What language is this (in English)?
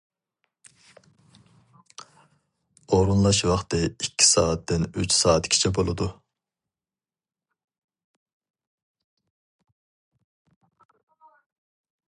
Uyghur